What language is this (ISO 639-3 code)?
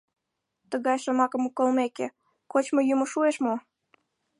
chm